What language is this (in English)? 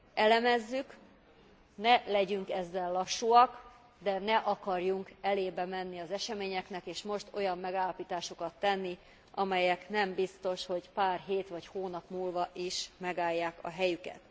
Hungarian